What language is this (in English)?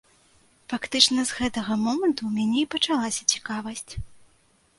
Belarusian